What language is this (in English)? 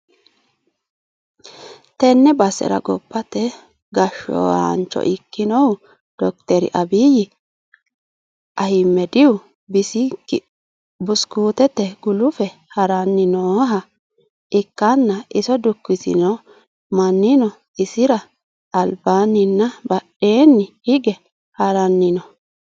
Sidamo